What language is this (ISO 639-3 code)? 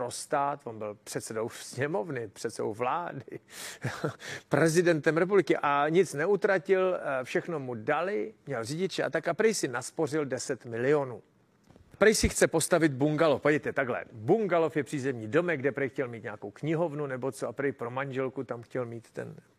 ces